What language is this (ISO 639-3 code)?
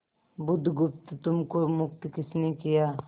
hin